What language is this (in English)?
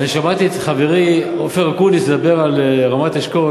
Hebrew